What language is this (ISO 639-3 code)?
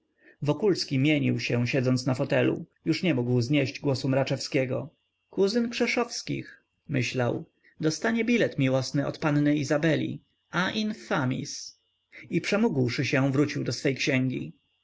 pol